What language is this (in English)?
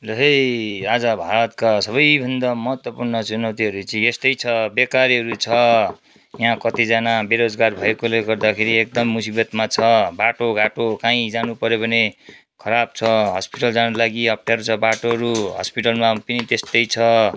Nepali